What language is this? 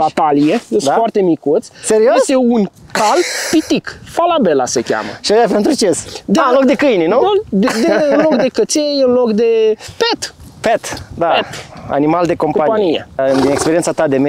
Romanian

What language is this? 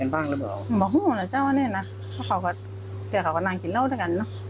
Thai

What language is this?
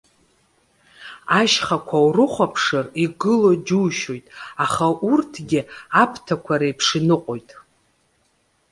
Abkhazian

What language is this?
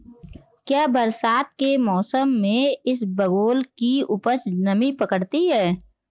Hindi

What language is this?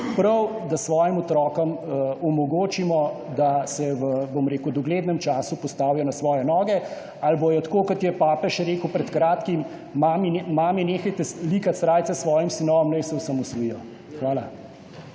Slovenian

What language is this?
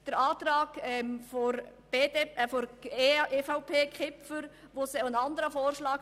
Swiss German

